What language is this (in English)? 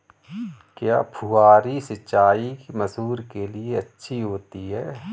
Hindi